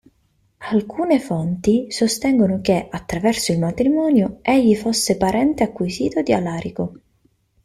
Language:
Italian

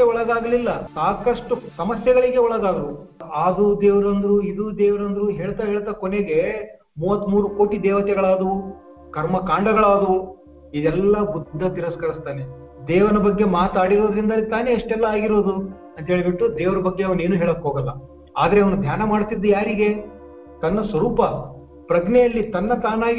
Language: Kannada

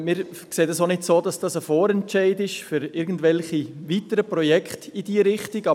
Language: Swiss German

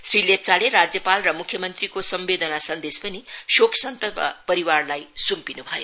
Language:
Nepali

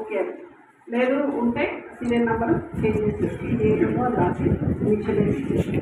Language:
Telugu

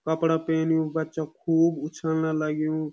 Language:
Garhwali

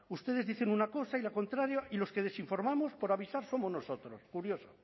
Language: Spanish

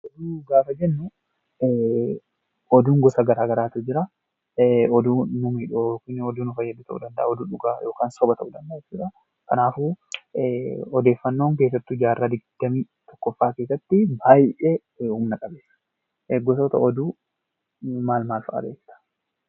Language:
Oromo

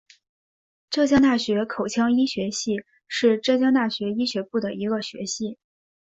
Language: Chinese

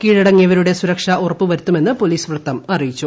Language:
Malayalam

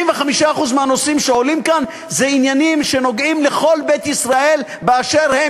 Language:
Hebrew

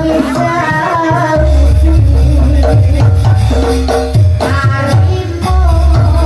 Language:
Indonesian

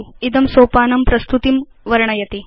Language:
Sanskrit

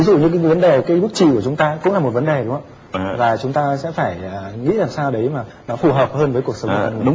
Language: Vietnamese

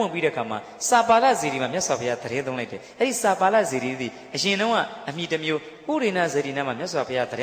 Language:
Indonesian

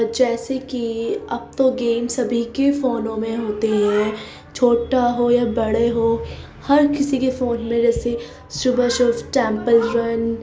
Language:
Urdu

